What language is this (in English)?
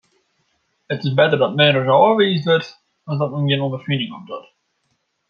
Western Frisian